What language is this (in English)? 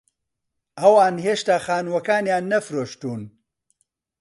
Central Kurdish